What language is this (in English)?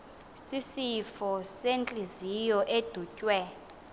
Xhosa